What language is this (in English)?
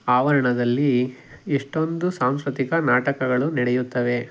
Kannada